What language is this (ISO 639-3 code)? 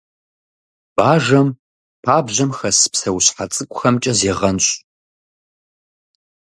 kbd